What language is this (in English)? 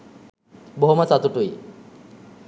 Sinhala